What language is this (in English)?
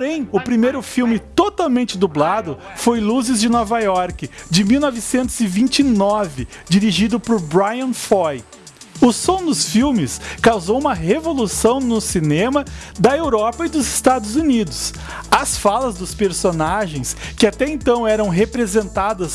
Portuguese